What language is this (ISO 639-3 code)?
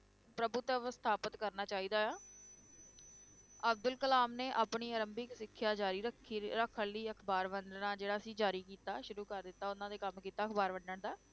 pan